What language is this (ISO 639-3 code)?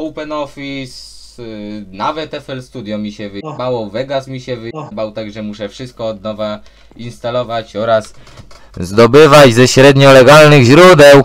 pol